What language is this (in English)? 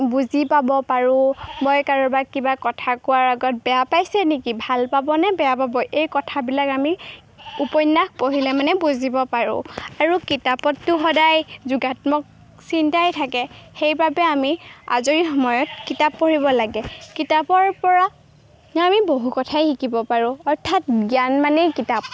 Assamese